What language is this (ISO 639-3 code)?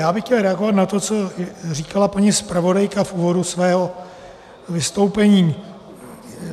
ces